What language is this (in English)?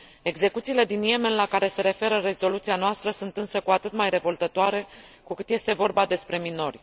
Romanian